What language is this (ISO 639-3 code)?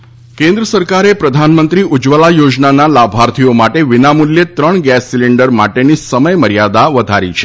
guj